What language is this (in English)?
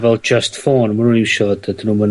Welsh